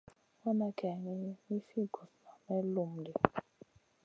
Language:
Masana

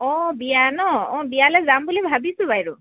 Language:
Assamese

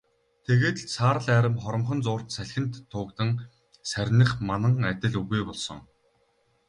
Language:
Mongolian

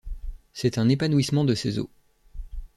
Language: French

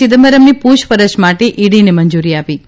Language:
Gujarati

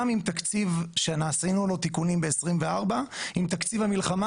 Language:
Hebrew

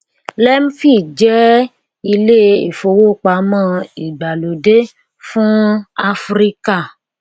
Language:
Yoruba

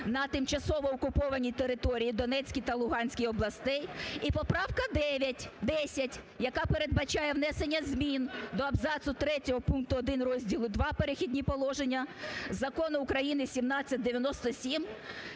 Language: Ukrainian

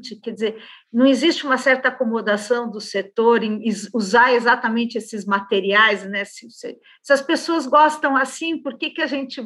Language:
Portuguese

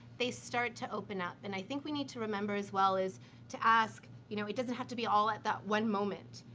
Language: English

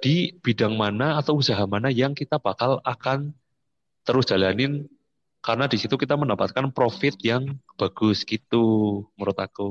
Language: Indonesian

